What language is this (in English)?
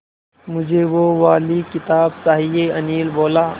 Hindi